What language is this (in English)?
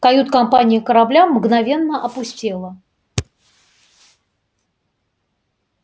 Russian